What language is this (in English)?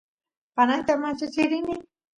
Santiago del Estero Quichua